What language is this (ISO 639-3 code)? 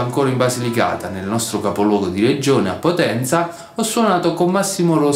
ita